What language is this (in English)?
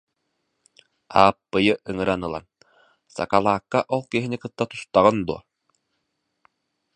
Yakut